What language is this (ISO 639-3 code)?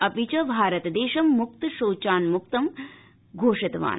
san